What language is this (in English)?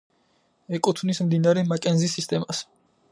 Georgian